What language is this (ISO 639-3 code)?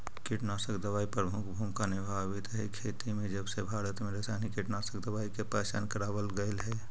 mag